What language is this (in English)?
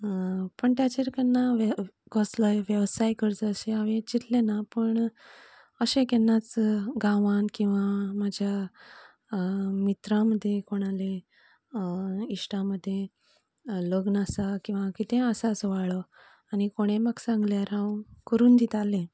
Konkani